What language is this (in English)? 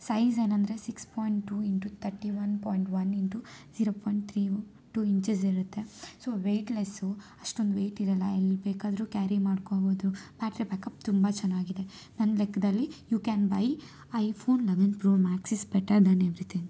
Kannada